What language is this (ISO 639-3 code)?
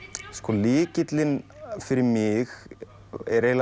isl